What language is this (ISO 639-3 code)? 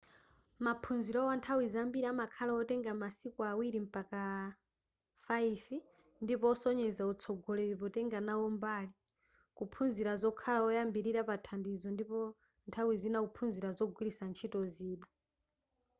nya